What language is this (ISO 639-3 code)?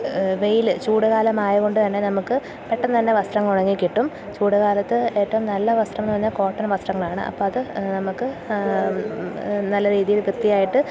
mal